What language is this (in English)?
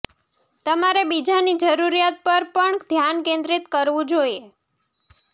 Gujarati